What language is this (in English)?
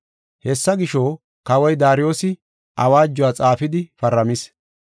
Gofa